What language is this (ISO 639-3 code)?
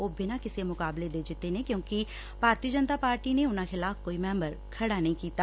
pan